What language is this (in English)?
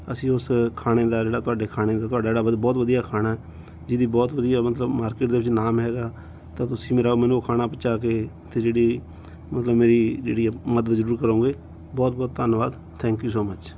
Punjabi